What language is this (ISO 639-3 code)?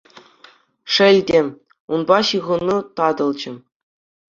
chv